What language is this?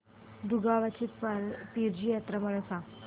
Marathi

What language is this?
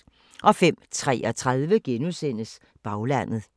Danish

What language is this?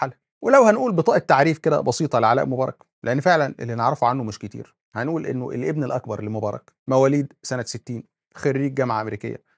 Arabic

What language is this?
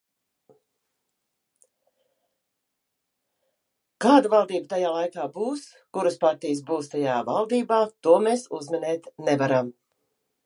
Latvian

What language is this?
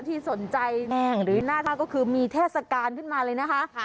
Thai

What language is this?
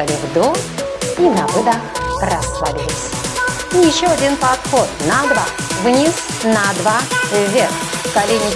Russian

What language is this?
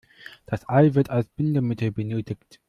German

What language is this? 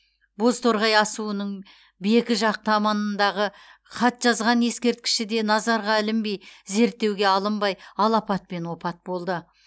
Kazakh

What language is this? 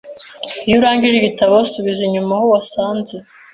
Kinyarwanda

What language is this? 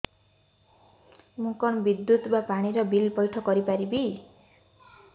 Odia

